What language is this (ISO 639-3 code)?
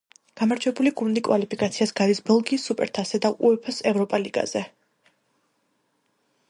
kat